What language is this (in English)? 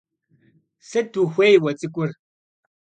Kabardian